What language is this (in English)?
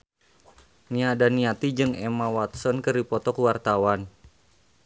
Sundanese